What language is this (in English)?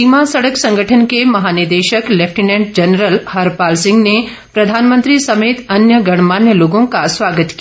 Hindi